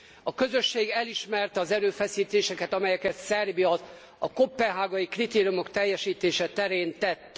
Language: Hungarian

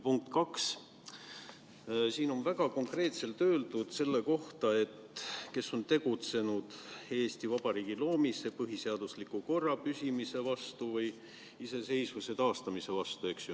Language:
Estonian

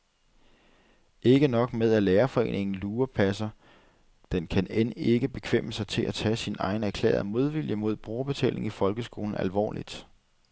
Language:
Danish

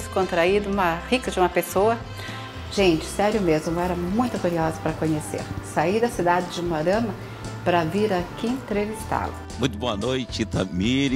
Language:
Portuguese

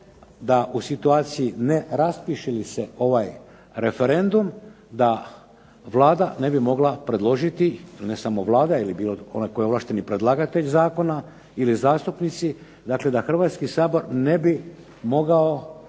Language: Croatian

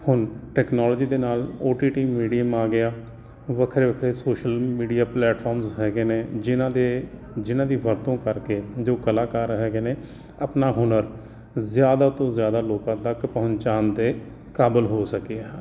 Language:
Punjabi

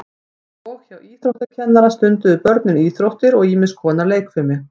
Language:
Icelandic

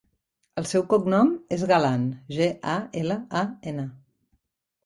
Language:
Catalan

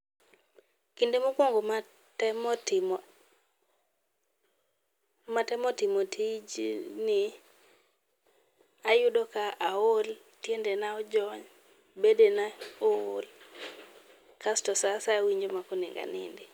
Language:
Luo (Kenya and Tanzania)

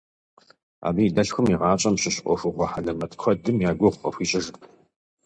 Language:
Kabardian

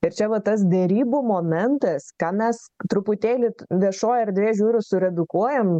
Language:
Lithuanian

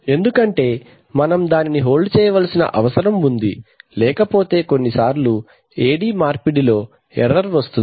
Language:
Telugu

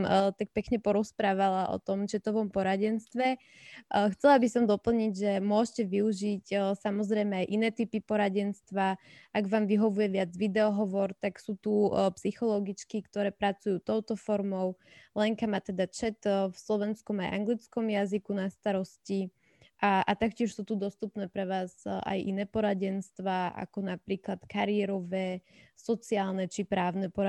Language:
Slovak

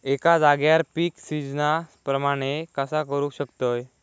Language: Marathi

